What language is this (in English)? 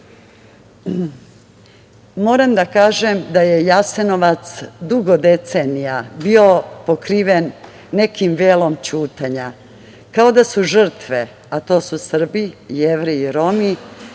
Serbian